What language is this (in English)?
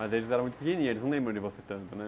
Portuguese